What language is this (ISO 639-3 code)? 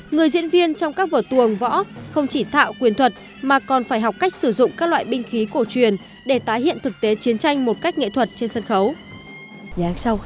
vie